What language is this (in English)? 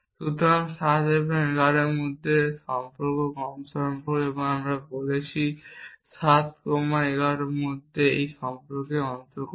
Bangla